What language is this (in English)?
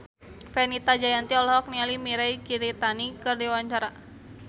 Sundanese